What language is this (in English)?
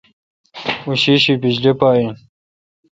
Kalkoti